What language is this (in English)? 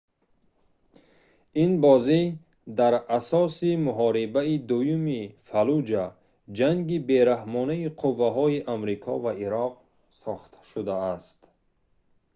Tajik